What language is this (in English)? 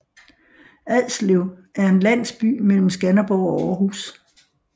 Danish